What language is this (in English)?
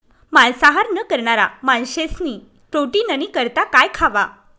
Marathi